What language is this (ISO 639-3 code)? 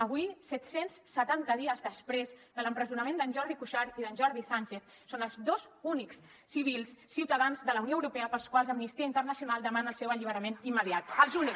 cat